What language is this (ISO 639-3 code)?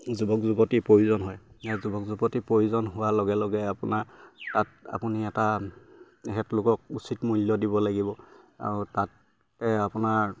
asm